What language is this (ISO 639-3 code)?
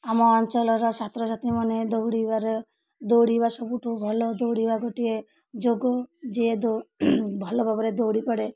ori